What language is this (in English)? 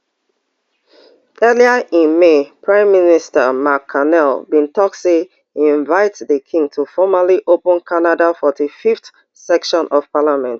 Nigerian Pidgin